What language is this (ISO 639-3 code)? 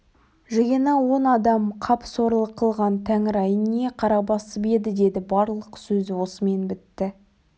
kaz